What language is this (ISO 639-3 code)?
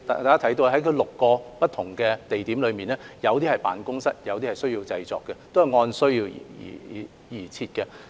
yue